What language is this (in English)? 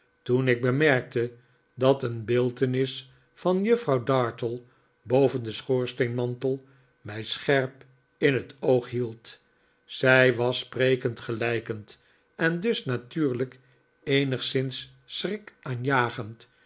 Dutch